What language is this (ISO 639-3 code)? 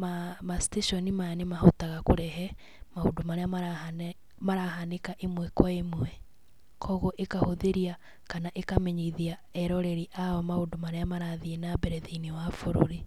kik